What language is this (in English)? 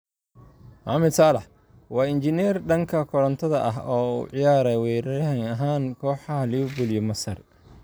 Somali